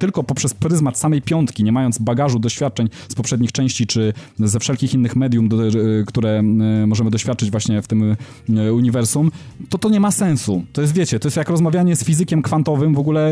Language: Polish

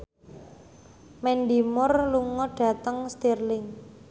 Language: Javanese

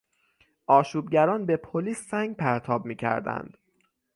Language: Persian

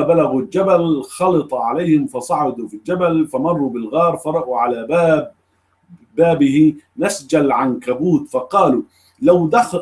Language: Arabic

